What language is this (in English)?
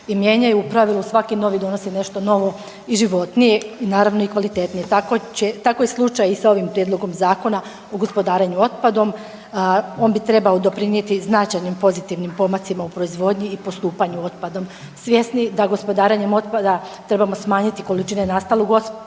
Croatian